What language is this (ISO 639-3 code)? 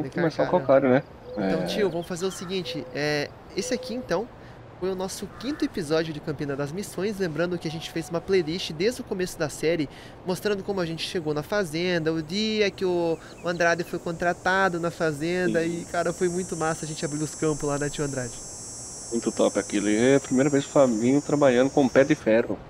por